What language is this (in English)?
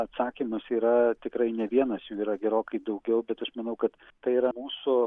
Lithuanian